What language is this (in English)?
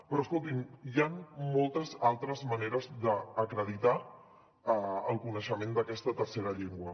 Catalan